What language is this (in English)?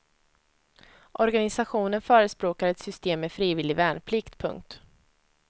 Swedish